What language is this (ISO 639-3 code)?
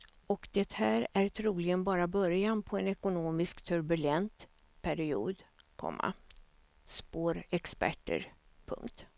swe